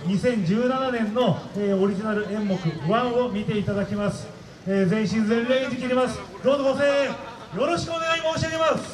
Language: Japanese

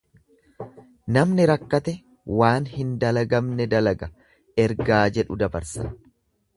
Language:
Oromo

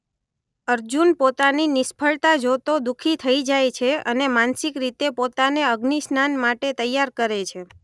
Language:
Gujarati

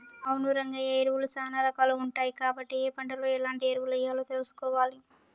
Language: Telugu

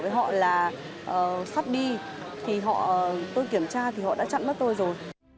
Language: Vietnamese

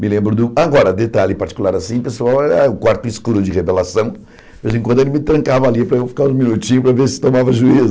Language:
Portuguese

